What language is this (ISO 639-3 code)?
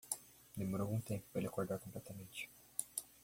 por